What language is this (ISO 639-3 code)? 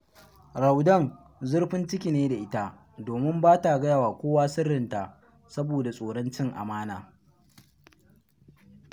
hau